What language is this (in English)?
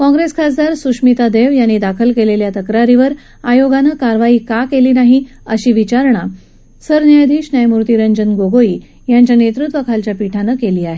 Marathi